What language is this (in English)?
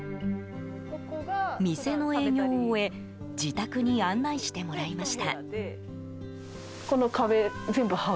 Japanese